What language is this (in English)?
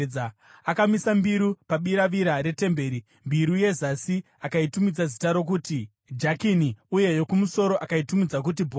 Shona